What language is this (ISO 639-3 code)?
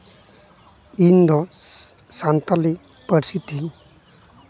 sat